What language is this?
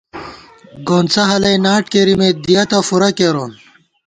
Gawar-Bati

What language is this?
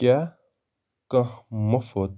Kashmiri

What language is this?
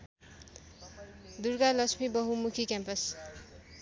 Nepali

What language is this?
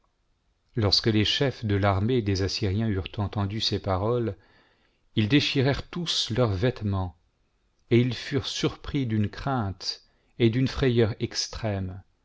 French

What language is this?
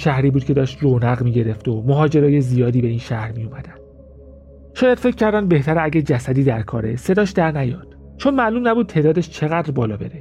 Persian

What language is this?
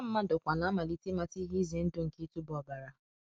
Igbo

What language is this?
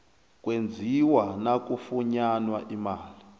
South Ndebele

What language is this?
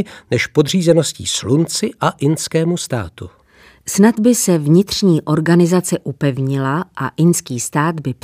Czech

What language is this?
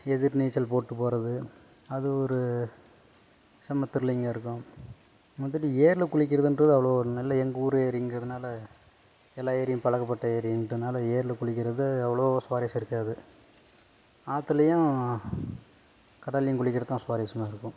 Tamil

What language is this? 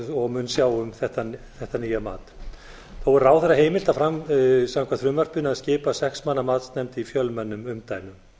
Icelandic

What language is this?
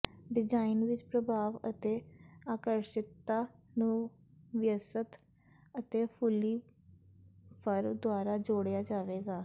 Punjabi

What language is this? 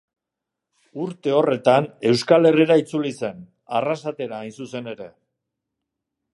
Basque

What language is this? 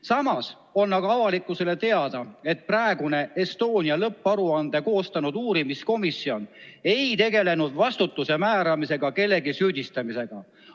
Estonian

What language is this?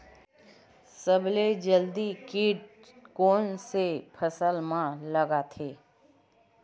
Chhattisgarhi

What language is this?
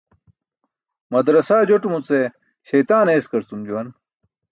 Burushaski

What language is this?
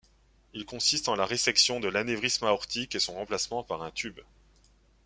French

